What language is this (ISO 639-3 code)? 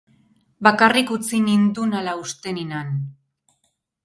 eus